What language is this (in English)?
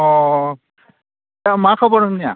Bodo